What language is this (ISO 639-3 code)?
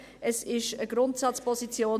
gsw